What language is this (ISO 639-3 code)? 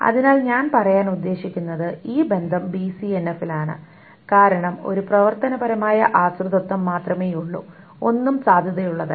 mal